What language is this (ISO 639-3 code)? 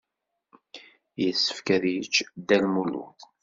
kab